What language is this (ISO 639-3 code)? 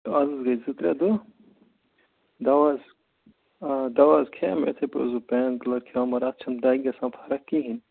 kas